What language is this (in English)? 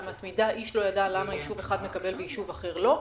Hebrew